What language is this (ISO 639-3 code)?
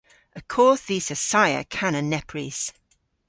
cor